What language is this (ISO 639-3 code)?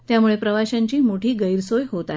mar